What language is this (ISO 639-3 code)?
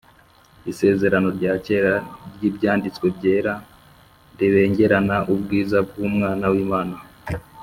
kin